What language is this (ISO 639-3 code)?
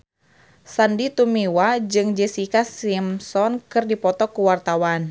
sun